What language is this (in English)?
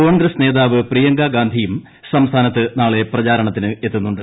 Malayalam